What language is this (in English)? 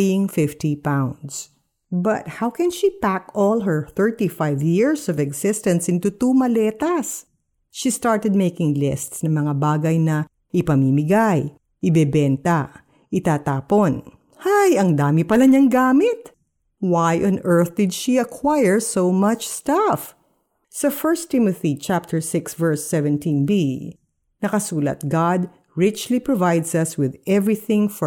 Filipino